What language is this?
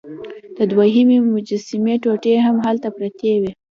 Pashto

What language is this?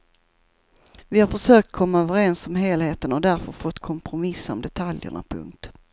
Swedish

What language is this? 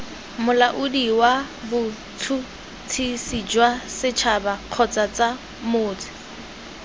Tswana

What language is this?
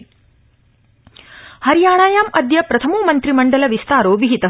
Sanskrit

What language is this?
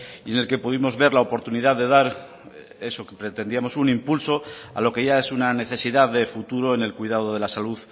Spanish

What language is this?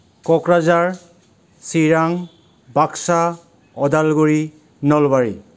Bodo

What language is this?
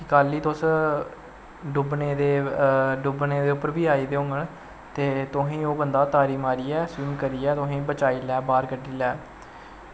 Dogri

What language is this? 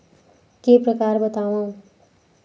Chhattisgarhi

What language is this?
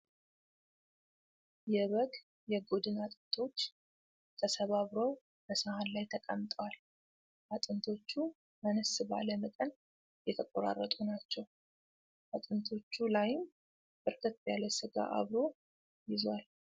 Amharic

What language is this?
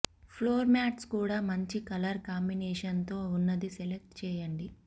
Telugu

